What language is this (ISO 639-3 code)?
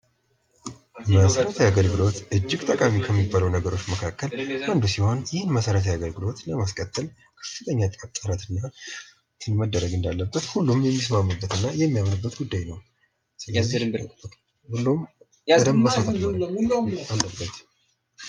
amh